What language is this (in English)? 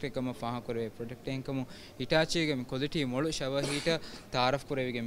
Hindi